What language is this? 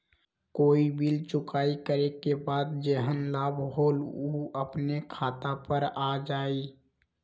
Magahi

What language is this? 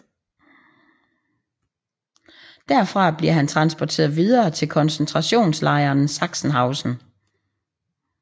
Danish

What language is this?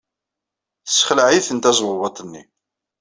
Kabyle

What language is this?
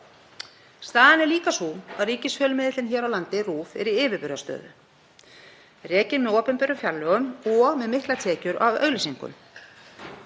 Icelandic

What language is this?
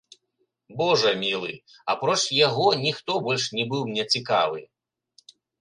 Belarusian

